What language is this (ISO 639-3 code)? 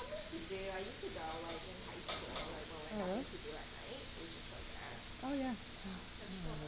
eng